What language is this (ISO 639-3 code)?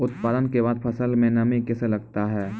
mai